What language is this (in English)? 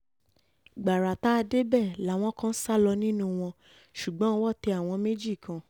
Yoruba